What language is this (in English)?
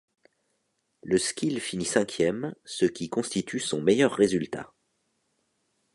French